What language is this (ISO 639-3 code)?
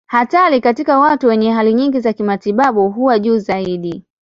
swa